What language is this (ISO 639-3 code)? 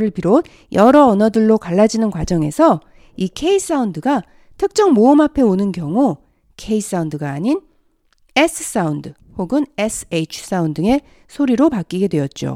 kor